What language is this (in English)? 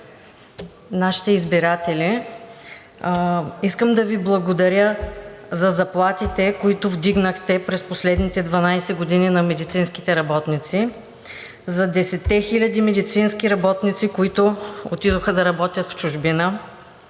Bulgarian